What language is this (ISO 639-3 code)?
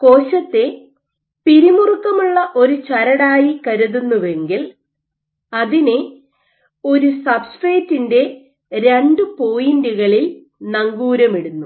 mal